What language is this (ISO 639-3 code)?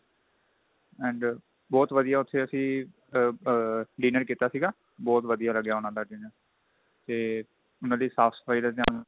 pan